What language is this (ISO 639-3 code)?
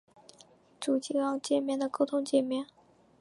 zho